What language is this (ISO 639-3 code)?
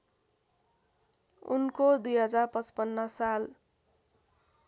nep